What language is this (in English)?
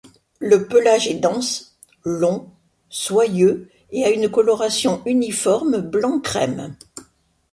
French